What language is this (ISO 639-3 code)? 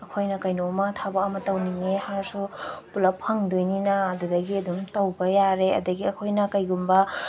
mni